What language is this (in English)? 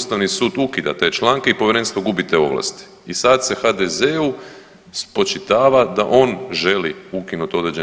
Croatian